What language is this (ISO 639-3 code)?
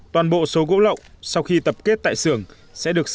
vie